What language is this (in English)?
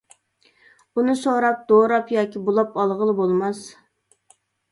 Uyghur